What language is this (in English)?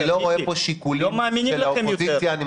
Hebrew